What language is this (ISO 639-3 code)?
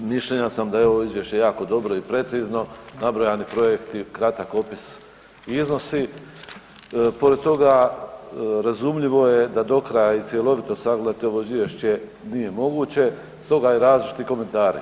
hrv